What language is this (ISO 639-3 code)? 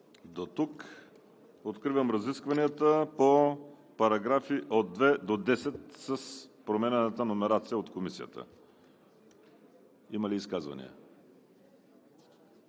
bul